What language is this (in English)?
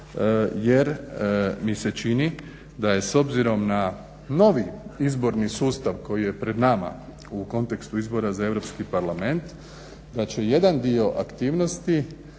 Croatian